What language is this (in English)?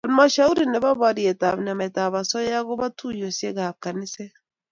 Kalenjin